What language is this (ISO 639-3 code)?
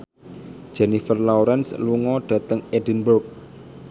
jav